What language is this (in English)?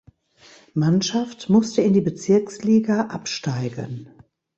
German